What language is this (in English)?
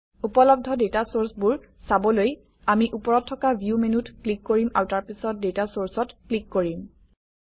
Assamese